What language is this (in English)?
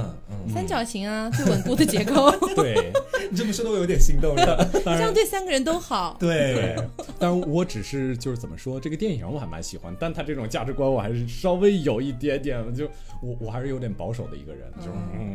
Chinese